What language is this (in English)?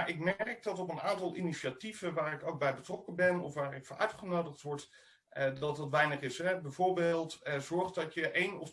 Dutch